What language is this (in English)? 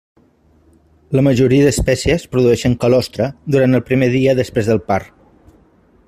Catalan